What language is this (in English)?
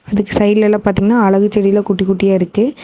Tamil